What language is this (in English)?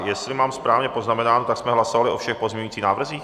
Czech